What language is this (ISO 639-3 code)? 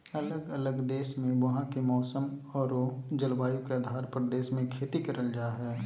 mag